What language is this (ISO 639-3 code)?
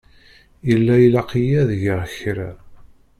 kab